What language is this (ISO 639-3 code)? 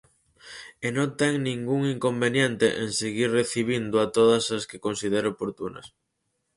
glg